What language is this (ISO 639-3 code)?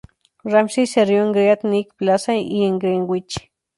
spa